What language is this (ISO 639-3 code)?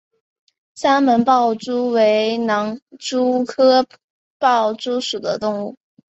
zho